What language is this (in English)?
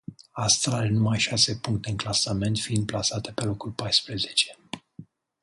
Romanian